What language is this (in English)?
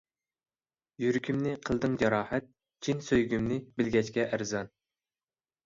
Uyghur